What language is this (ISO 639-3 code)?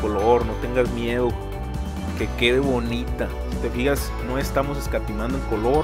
spa